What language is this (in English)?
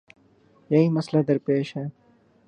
Urdu